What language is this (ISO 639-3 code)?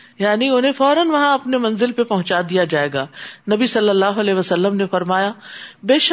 urd